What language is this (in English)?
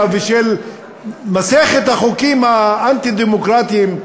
Hebrew